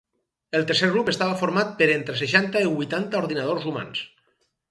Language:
Catalan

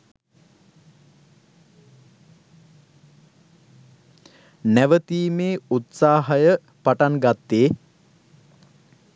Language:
Sinhala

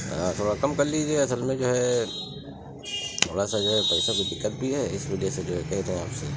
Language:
Urdu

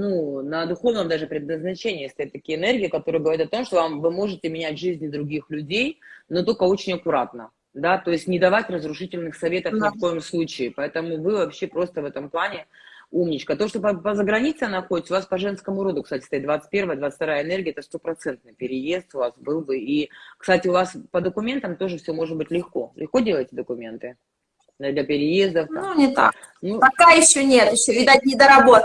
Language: Russian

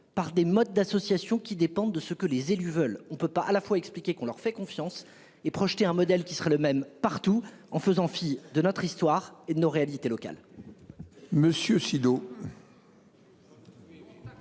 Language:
French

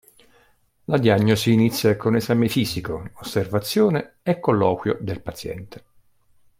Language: Italian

